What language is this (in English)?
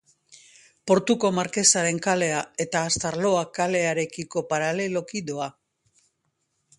Basque